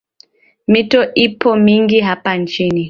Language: Swahili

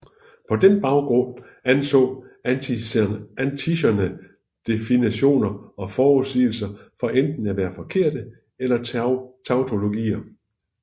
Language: Danish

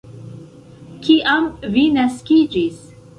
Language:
Esperanto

